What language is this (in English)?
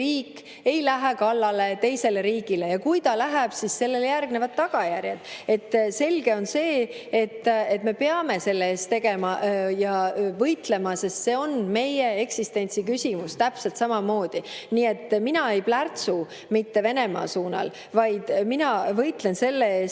Estonian